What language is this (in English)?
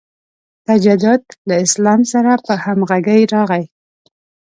Pashto